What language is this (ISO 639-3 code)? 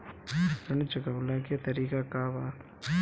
bho